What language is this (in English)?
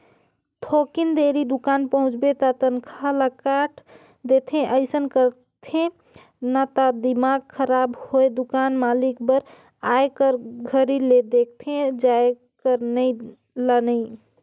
Chhattisgarhi